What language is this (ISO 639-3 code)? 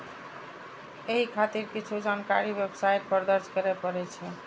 mai